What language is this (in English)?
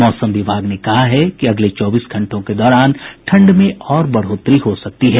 Hindi